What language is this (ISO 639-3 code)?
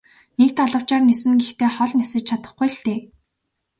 mon